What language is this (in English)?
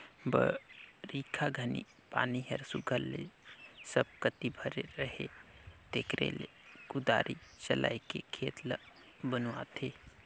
Chhattisgarhi